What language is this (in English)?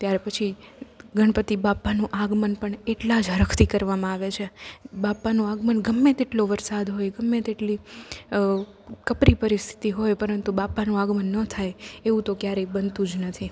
Gujarati